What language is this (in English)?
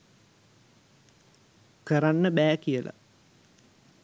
Sinhala